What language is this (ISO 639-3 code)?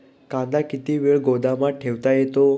mar